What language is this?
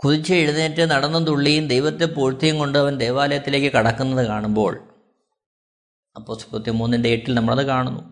Malayalam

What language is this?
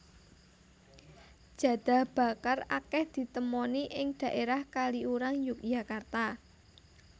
Javanese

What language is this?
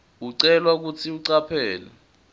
Swati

